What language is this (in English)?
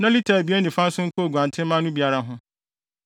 Akan